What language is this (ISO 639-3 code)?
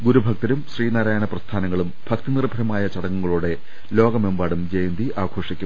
mal